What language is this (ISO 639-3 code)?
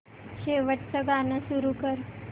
mar